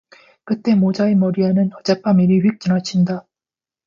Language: Korean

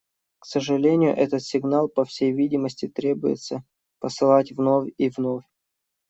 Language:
Russian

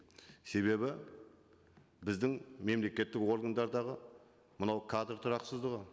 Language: Kazakh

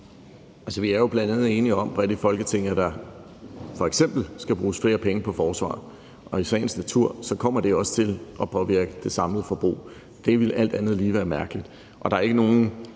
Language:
Danish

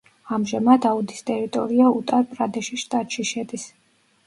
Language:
Georgian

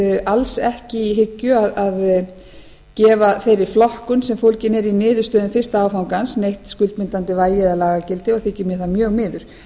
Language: Icelandic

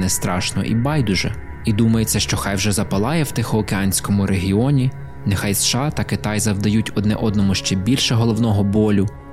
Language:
Ukrainian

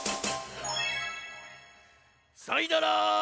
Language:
Japanese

